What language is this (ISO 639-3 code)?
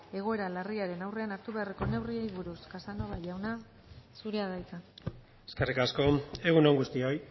eus